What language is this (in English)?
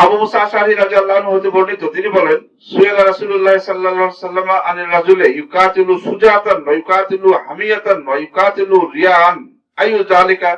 Indonesian